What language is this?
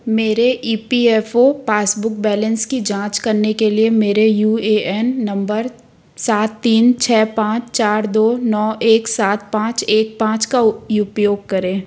Hindi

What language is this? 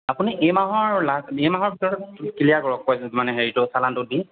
Assamese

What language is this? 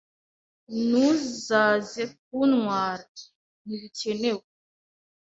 Kinyarwanda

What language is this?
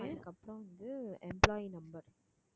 Tamil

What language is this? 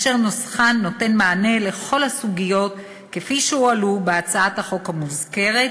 Hebrew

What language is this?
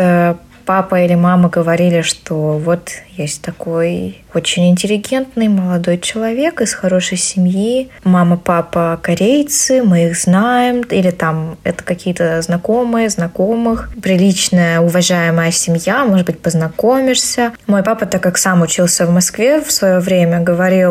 Russian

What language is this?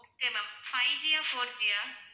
Tamil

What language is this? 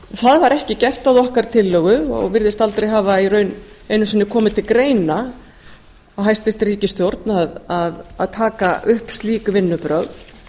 Icelandic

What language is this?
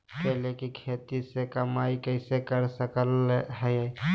Magahi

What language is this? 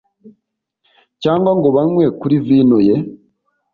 Kinyarwanda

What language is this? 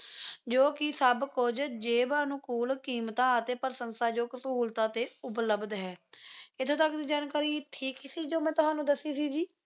Punjabi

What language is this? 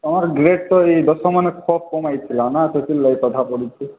Odia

